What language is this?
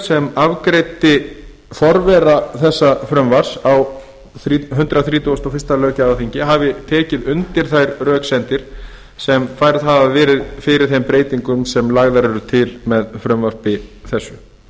Icelandic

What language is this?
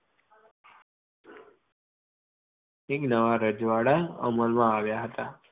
Gujarati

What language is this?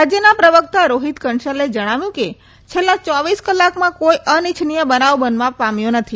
Gujarati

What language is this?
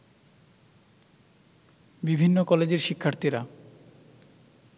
Bangla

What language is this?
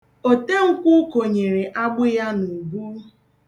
Igbo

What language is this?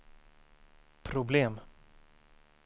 Swedish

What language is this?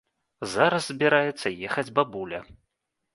Belarusian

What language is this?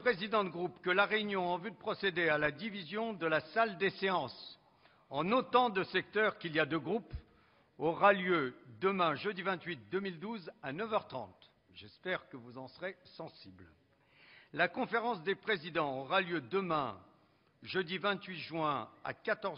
French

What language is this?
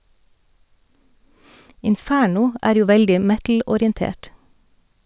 Norwegian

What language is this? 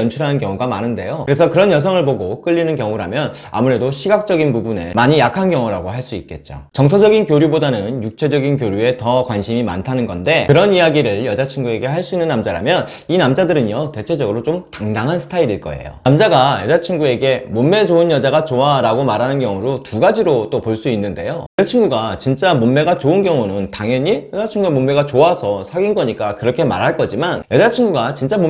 Korean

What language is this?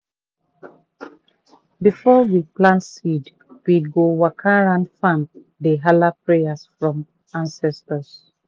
Nigerian Pidgin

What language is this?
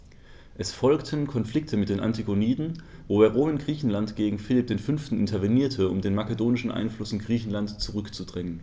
German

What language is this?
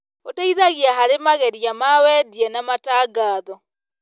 Kikuyu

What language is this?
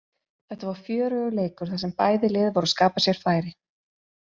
Icelandic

